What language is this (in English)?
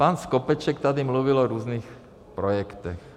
Czech